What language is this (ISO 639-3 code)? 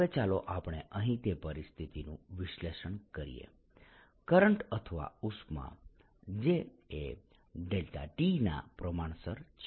guj